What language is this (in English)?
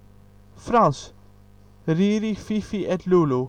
Dutch